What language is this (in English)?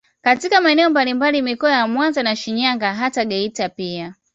Swahili